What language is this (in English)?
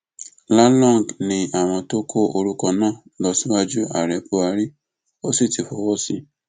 Yoruba